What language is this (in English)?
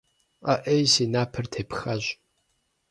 Kabardian